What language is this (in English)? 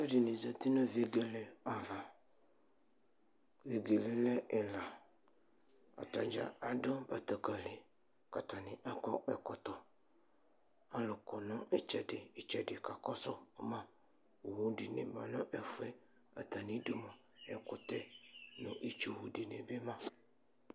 Ikposo